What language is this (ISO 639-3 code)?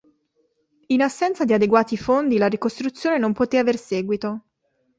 ita